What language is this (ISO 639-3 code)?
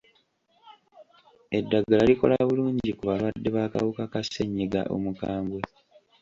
lug